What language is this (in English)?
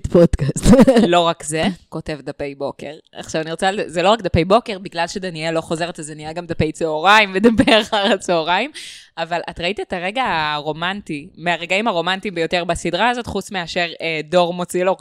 Hebrew